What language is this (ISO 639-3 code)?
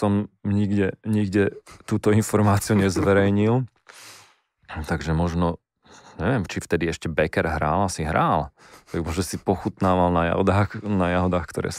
slk